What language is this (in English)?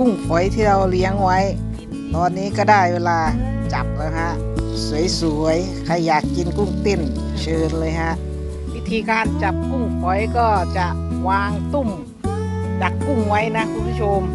Thai